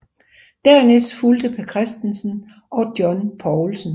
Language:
Danish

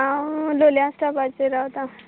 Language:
Konkani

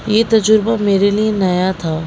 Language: Urdu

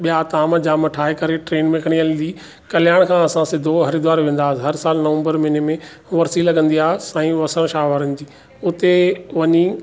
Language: Sindhi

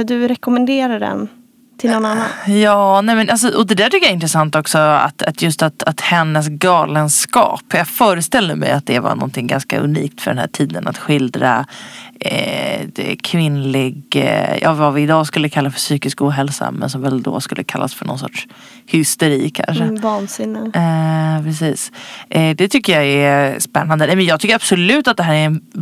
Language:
Swedish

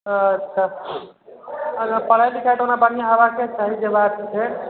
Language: Maithili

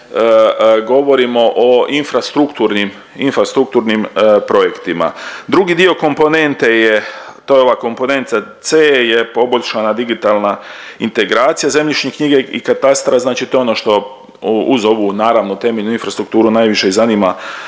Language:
Croatian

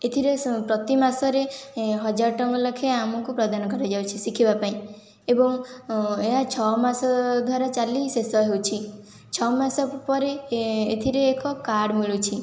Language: Odia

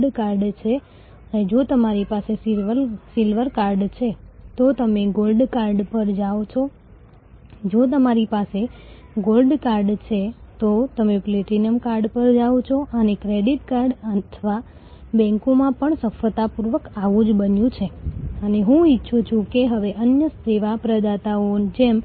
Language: Gujarati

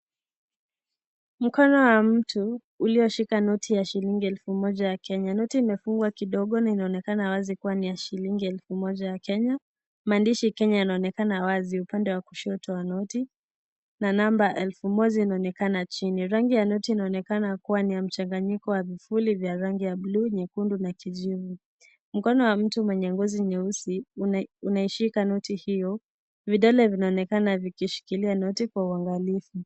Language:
Swahili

